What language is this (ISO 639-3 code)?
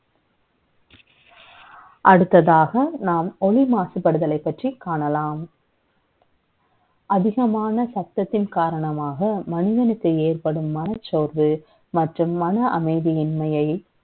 tam